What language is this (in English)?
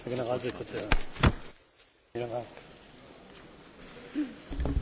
German